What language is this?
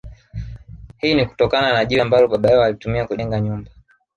Swahili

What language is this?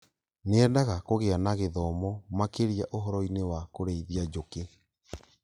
Kikuyu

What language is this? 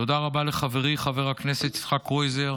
Hebrew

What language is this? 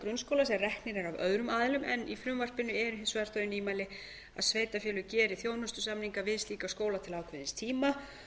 Icelandic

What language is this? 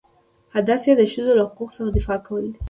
Pashto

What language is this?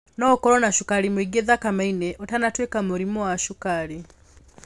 Kikuyu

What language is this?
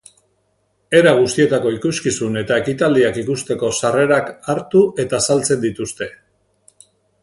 Basque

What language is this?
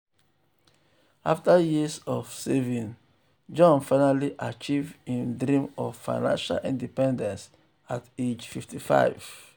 Nigerian Pidgin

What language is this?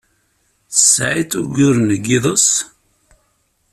Kabyle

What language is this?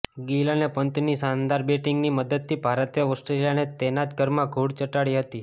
Gujarati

